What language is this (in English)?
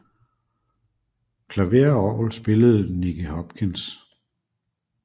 Danish